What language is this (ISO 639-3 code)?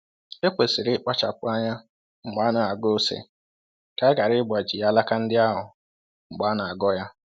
ibo